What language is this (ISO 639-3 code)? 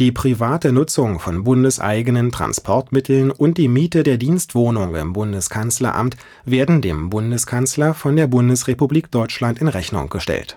deu